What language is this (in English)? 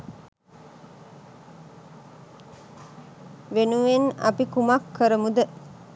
Sinhala